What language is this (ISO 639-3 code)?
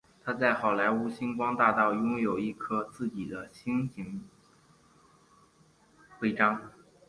zho